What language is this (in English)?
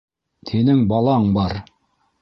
Bashkir